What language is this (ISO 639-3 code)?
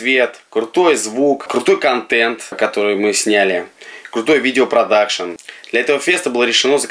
rus